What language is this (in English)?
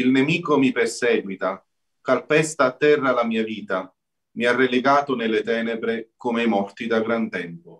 Italian